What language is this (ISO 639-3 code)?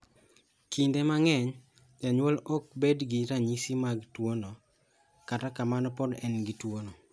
luo